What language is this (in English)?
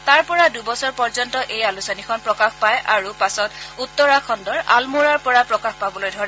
Assamese